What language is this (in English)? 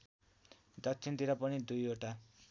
Nepali